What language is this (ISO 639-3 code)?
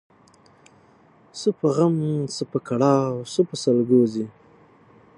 pus